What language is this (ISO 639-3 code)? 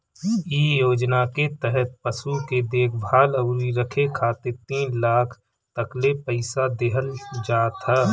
bho